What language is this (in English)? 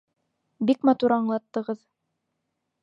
Bashkir